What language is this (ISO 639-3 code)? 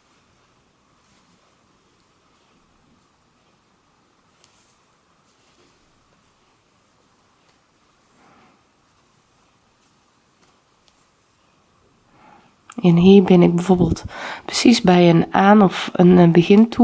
nld